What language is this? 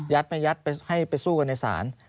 Thai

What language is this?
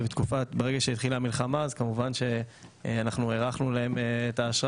Hebrew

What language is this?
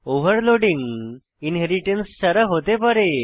Bangla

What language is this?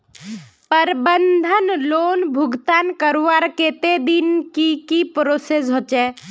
Magahi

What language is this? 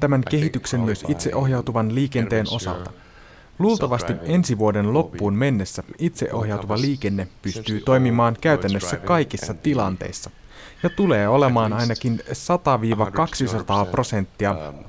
Finnish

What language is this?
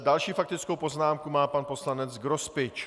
Czech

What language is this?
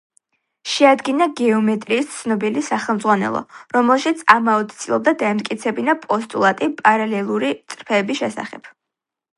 Georgian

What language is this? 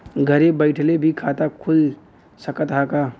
Bhojpuri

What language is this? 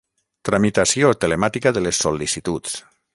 Catalan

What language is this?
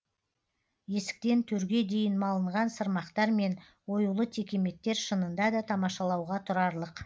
Kazakh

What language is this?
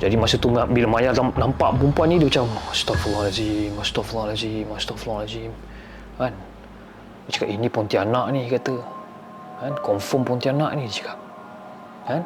Malay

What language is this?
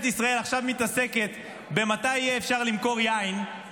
Hebrew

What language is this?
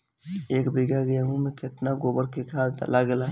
Bhojpuri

